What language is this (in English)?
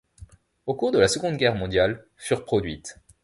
French